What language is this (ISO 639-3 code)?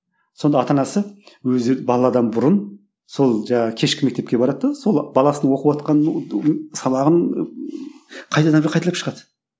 kaz